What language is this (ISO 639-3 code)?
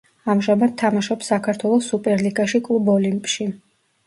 kat